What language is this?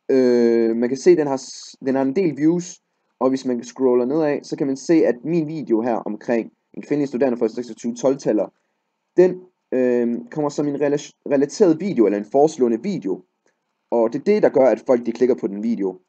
Danish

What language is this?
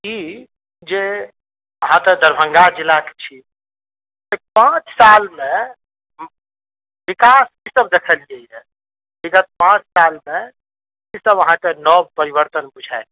Maithili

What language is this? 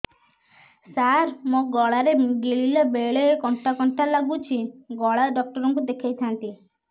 Odia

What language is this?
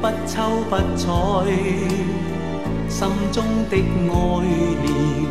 Chinese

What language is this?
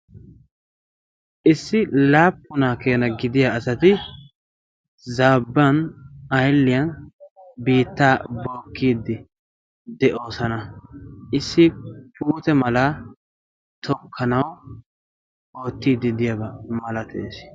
Wolaytta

